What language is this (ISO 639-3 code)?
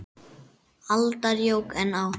isl